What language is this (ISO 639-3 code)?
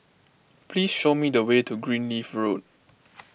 eng